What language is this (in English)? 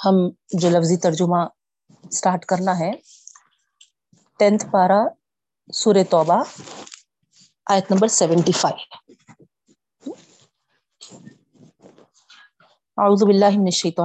Urdu